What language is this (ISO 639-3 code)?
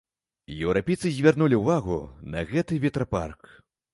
bel